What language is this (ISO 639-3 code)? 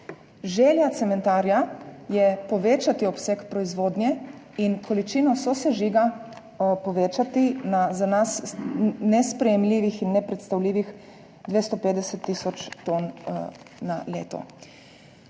slv